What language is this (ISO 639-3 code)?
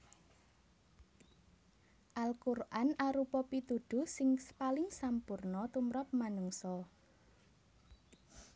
jav